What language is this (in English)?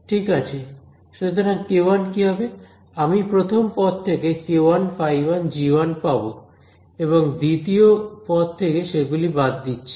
Bangla